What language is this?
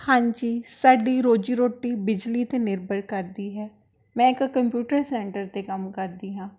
Punjabi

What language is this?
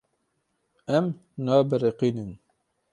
Kurdish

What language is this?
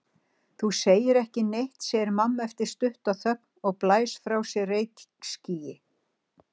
Icelandic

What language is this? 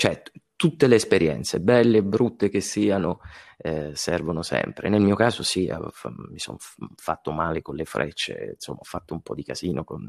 Italian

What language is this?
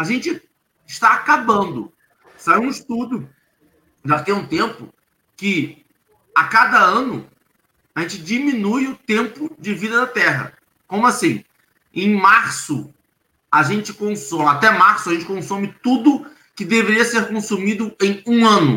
Portuguese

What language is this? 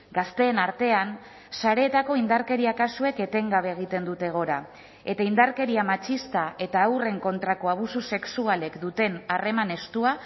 Basque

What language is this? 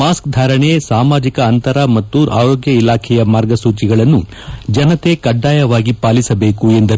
Kannada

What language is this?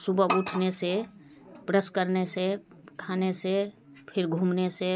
Hindi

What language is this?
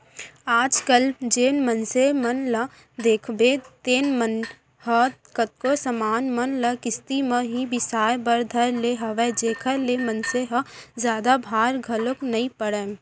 Chhattisgarhi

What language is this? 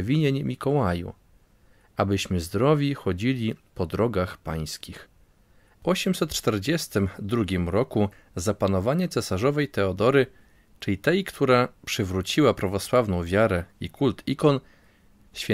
Polish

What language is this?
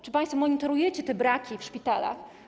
Polish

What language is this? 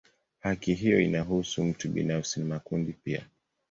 Swahili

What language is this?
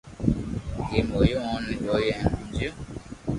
Loarki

